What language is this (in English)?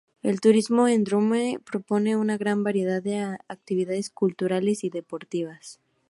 Spanish